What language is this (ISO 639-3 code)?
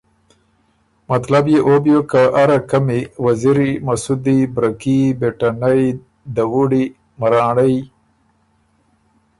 oru